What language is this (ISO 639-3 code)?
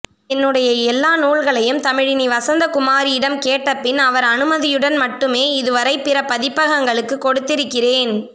tam